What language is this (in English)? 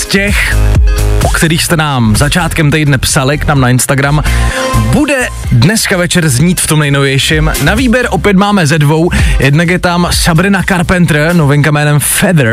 Czech